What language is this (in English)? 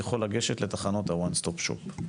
Hebrew